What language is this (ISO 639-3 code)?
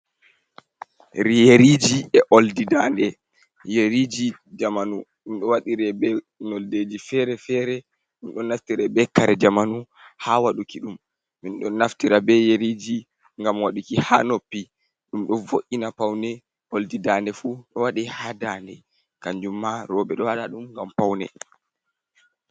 ful